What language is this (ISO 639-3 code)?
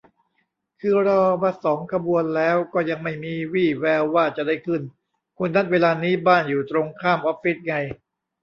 tha